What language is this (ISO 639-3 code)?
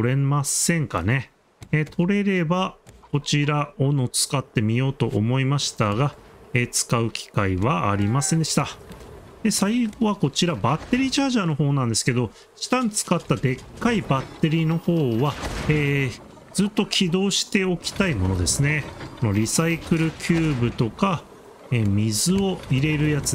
jpn